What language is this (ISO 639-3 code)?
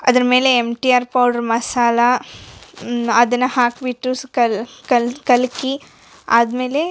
kan